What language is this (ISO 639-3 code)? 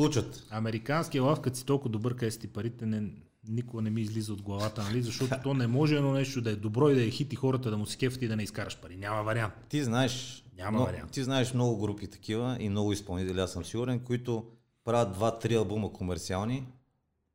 bul